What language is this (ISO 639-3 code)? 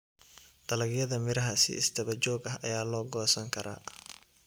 som